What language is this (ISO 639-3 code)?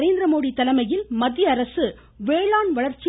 tam